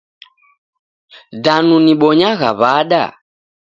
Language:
Taita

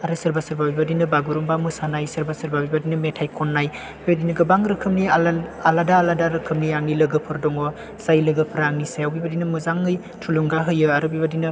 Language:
Bodo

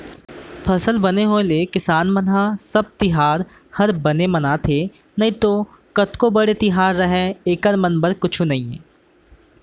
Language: Chhattisgarhi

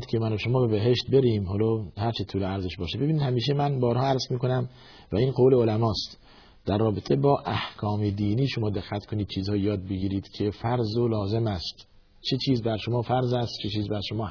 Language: Persian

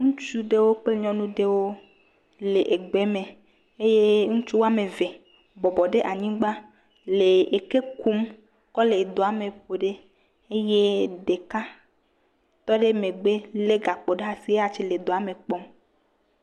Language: Ewe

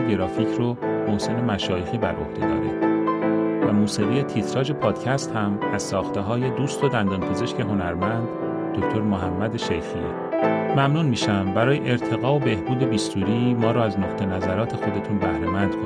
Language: Persian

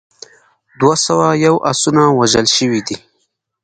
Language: Pashto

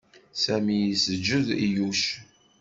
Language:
Kabyle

